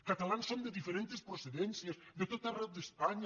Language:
Catalan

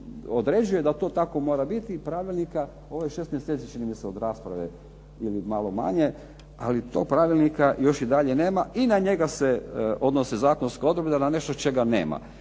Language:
Croatian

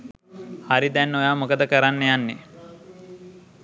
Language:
Sinhala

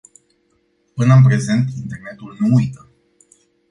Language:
Romanian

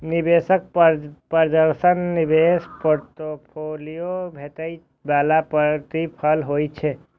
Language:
Maithili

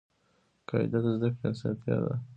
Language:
Pashto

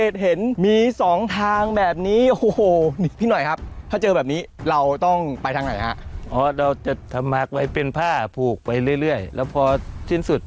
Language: Thai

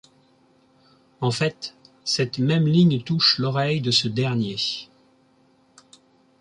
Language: French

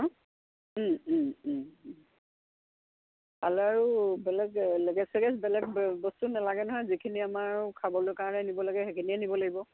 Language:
Assamese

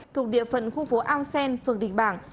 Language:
Vietnamese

